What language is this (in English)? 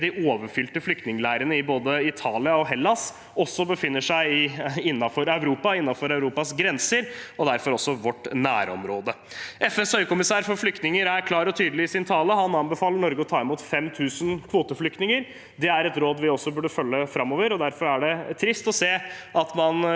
Norwegian